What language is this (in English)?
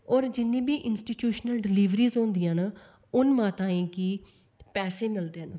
Dogri